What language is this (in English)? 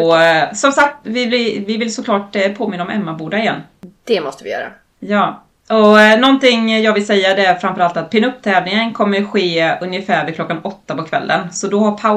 Swedish